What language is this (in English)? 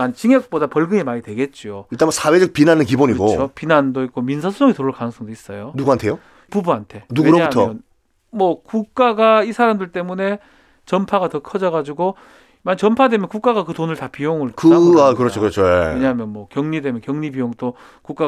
Korean